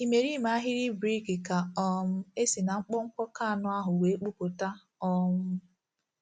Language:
Igbo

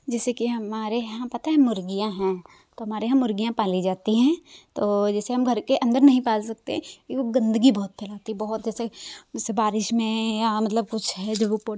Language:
Hindi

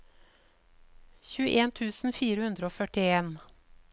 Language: Norwegian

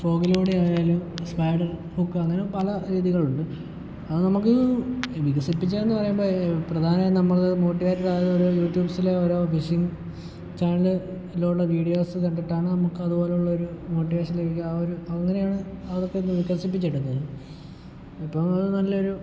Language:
Malayalam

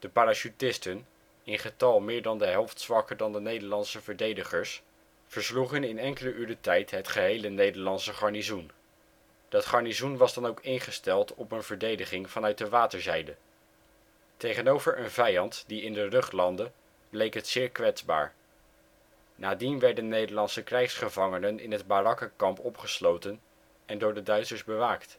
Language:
Dutch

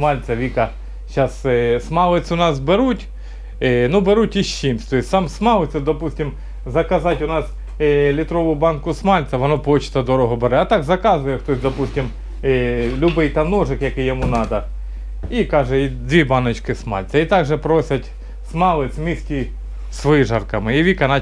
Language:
Russian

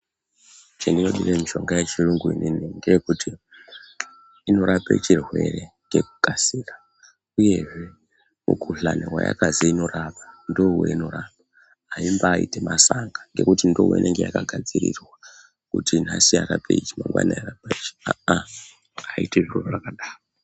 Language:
Ndau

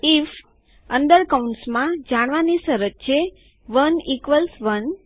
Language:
Gujarati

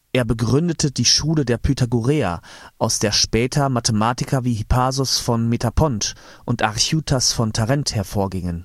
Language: German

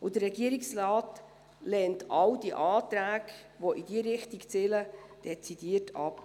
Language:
Swiss German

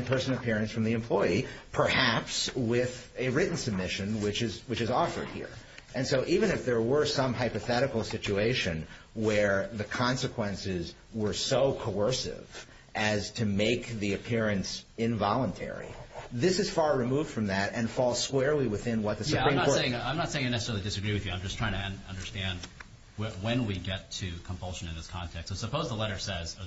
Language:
English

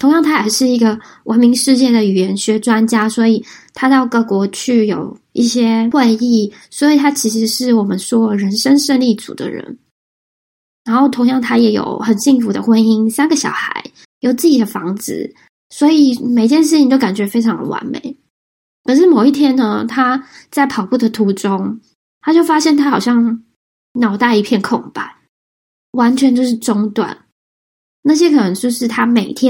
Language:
Chinese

